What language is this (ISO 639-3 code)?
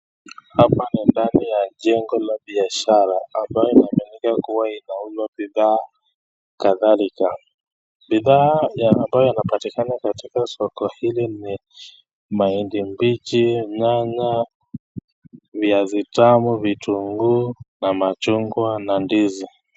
swa